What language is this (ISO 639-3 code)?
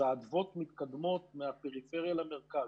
heb